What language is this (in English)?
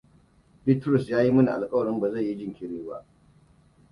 Hausa